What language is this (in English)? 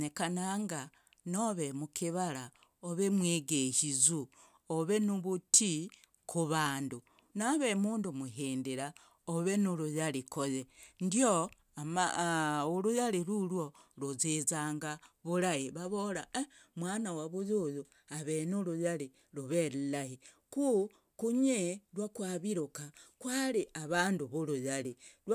Logooli